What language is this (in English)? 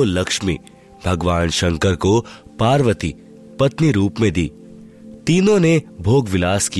Hindi